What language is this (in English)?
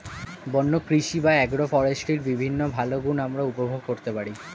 Bangla